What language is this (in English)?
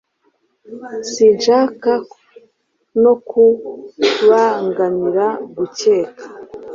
Kinyarwanda